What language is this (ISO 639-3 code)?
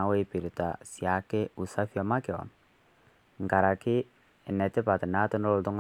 mas